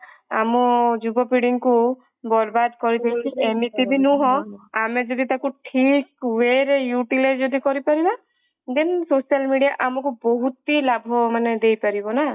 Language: Odia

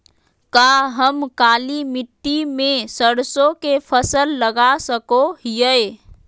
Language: Magahi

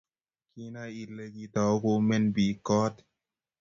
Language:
Kalenjin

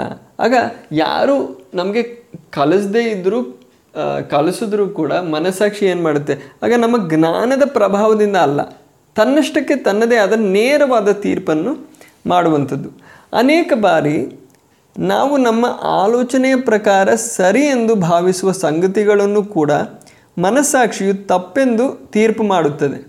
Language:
Kannada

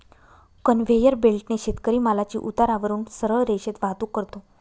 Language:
Marathi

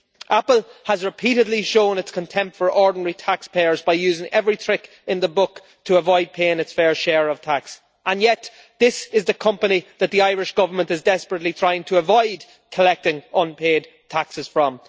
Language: English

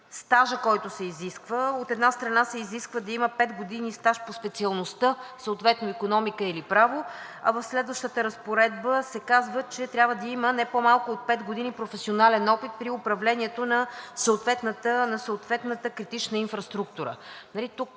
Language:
Bulgarian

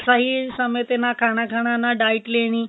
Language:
Punjabi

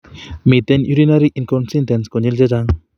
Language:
Kalenjin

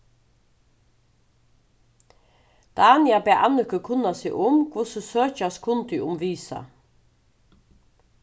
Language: Faroese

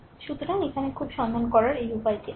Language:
Bangla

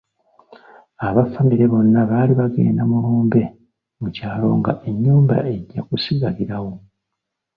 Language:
Ganda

